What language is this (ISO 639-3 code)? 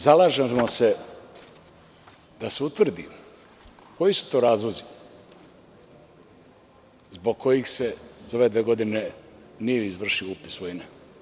srp